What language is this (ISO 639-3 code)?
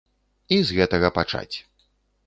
bel